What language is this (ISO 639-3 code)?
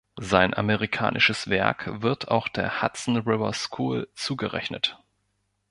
deu